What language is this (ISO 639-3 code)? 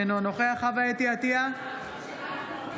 heb